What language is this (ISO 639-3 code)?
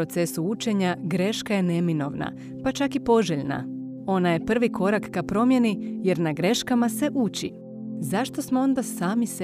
hrv